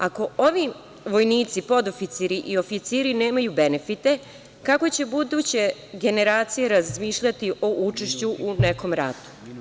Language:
Serbian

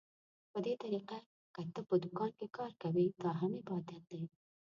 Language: Pashto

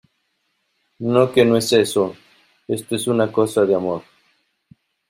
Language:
Spanish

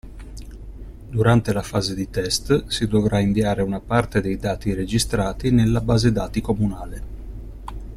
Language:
Italian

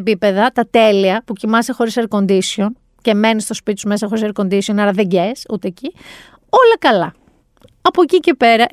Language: Greek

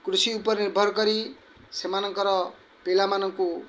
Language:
Odia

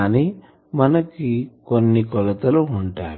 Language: Telugu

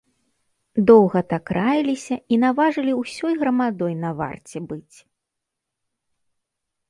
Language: Belarusian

